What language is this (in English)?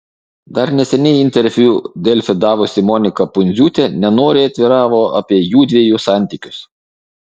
Lithuanian